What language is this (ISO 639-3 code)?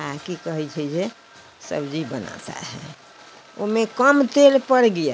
hin